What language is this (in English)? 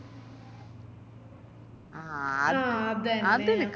Malayalam